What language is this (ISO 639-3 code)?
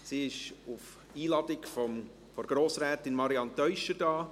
gsw